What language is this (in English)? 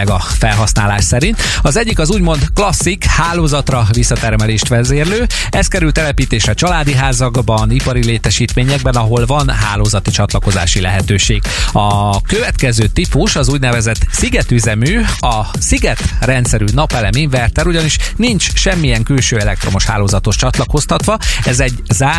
Hungarian